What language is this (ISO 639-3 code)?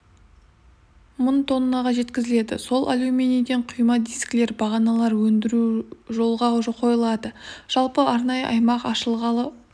kaz